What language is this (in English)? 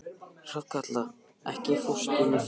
Icelandic